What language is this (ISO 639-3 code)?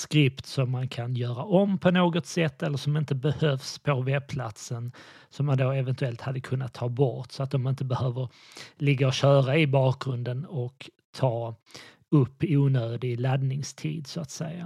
swe